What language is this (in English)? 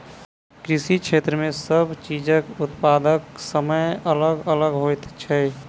Maithili